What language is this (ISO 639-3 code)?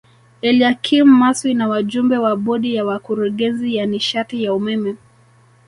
swa